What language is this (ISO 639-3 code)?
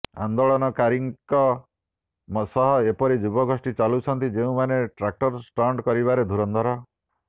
ori